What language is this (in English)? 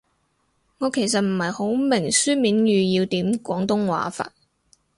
Cantonese